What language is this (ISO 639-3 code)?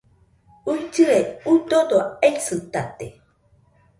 hux